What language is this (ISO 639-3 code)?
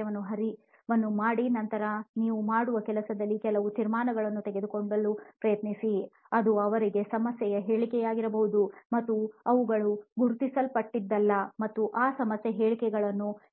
kan